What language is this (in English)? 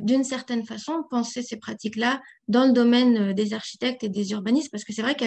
French